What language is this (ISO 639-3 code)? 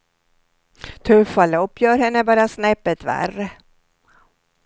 swe